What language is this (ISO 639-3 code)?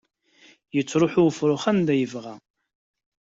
kab